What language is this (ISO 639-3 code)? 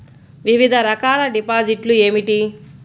tel